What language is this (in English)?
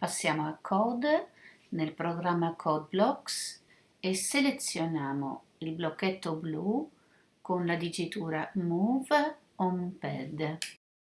Italian